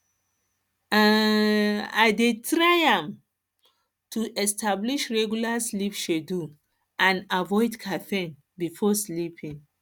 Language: Nigerian Pidgin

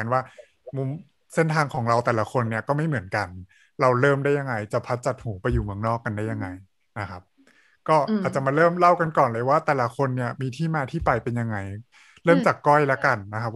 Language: Thai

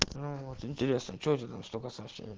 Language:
Russian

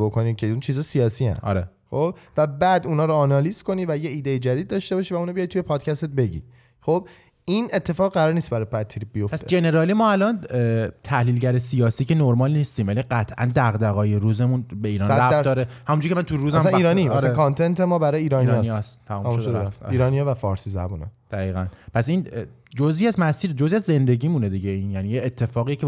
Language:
Persian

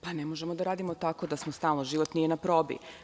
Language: Serbian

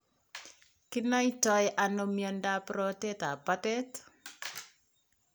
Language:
Kalenjin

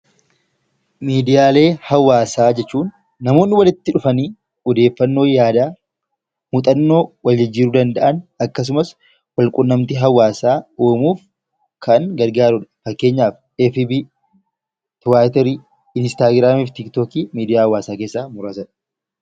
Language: Oromo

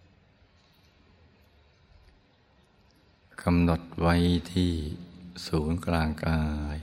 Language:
Thai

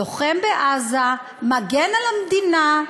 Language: Hebrew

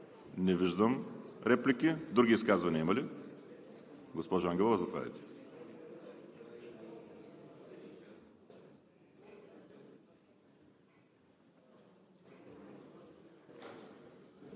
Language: Bulgarian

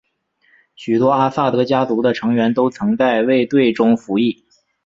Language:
Chinese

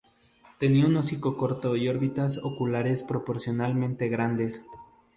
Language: Spanish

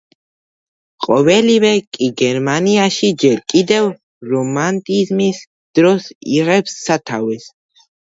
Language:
Georgian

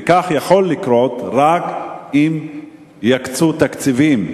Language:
Hebrew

